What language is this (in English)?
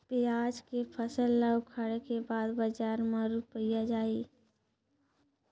Chhattisgarhi